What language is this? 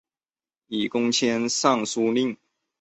Chinese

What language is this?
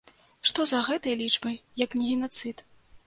Belarusian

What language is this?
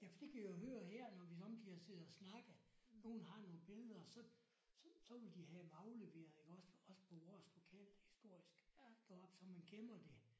Danish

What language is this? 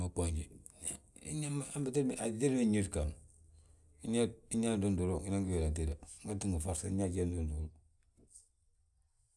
Balanta-Ganja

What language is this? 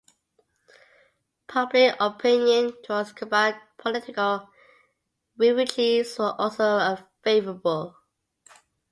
English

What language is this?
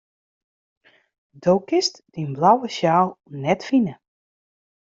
Western Frisian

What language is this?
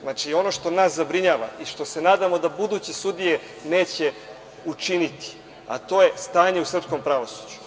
Serbian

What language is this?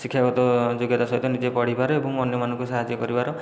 Odia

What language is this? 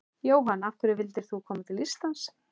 Icelandic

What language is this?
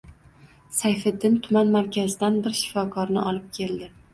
Uzbek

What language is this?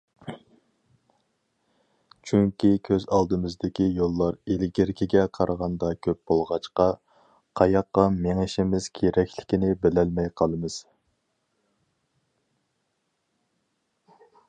Uyghur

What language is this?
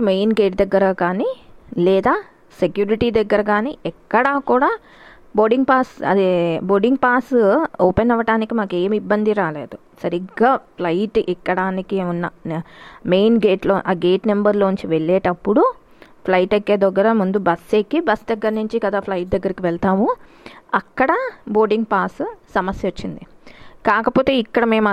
Telugu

